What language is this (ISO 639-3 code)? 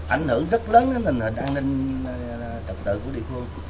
vie